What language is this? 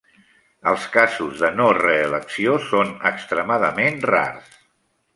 Catalan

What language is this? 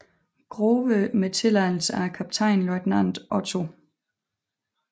Danish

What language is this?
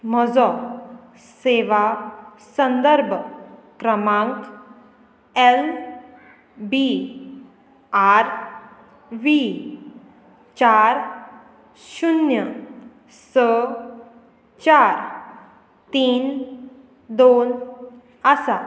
Konkani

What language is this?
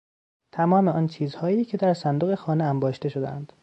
Persian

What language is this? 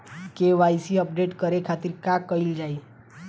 Bhojpuri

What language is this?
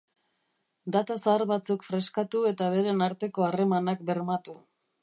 Basque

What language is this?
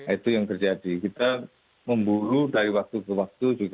Indonesian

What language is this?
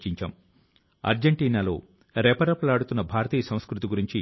Telugu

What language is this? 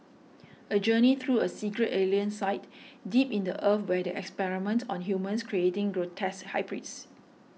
English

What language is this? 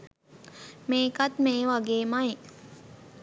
Sinhala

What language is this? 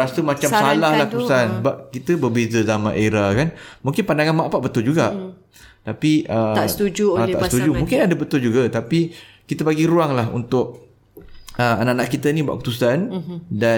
Malay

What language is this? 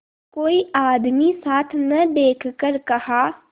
Hindi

